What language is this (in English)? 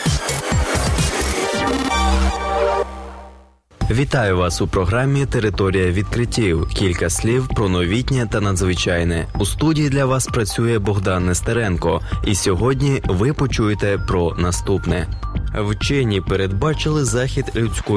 Ukrainian